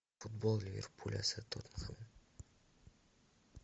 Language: Russian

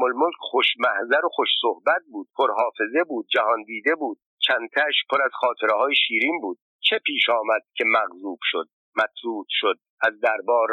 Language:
Persian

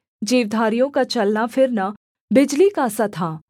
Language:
Hindi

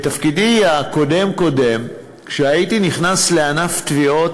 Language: Hebrew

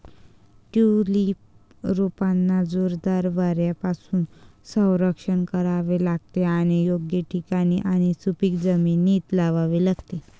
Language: Marathi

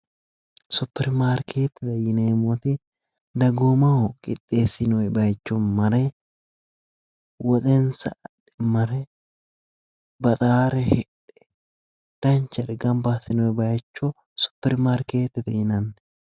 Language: Sidamo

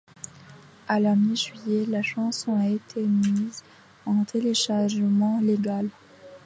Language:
French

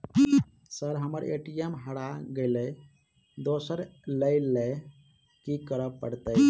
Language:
Maithili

